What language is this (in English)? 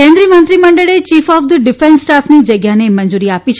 Gujarati